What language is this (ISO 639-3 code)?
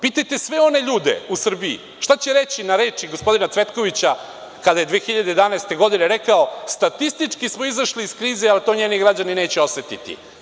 srp